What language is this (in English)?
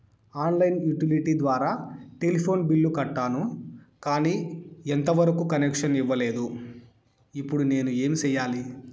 Telugu